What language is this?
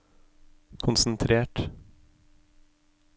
Norwegian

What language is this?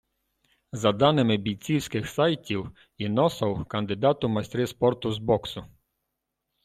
Ukrainian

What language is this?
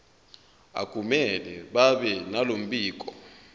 Zulu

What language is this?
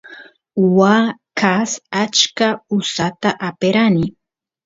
Santiago del Estero Quichua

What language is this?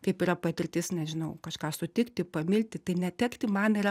Lithuanian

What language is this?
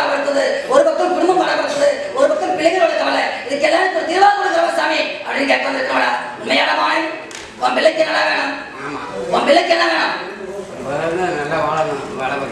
Indonesian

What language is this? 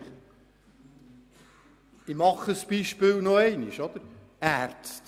Swiss German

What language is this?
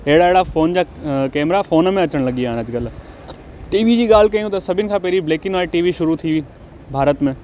Sindhi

